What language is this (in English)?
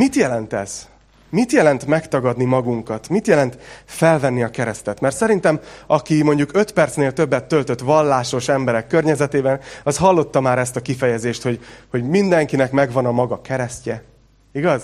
Hungarian